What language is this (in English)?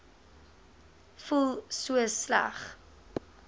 Afrikaans